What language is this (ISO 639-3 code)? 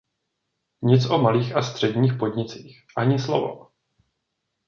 ces